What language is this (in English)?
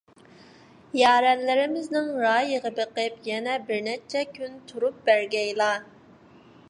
Uyghur